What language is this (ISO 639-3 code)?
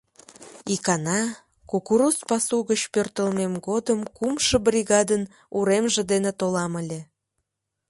chm